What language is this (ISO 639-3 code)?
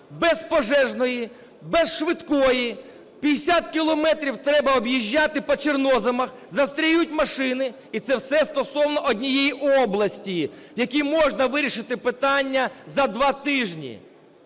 ukr